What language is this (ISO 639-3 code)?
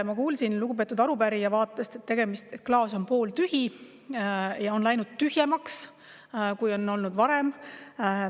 est